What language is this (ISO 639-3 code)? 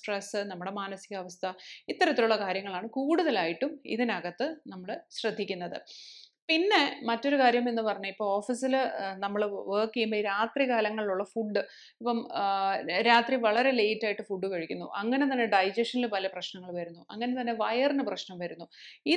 mal